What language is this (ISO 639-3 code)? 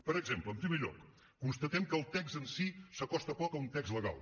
cat